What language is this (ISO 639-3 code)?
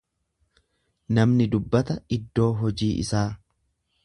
orm